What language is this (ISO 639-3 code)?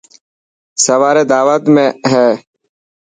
mki